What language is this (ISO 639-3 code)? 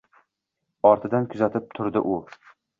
uzb